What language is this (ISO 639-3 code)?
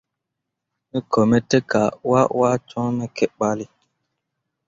mua